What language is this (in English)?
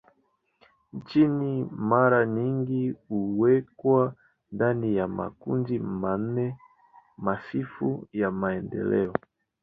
Swahili